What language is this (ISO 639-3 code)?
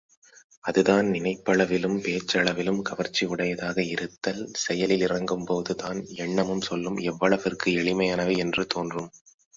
tam